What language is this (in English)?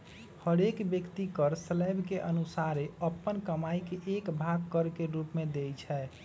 Magahi